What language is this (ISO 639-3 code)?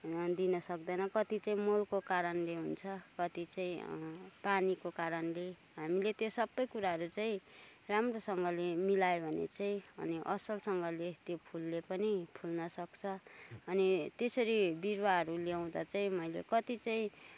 nep